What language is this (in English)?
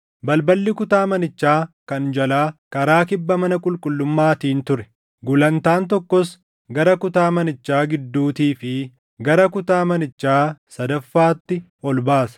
Oromo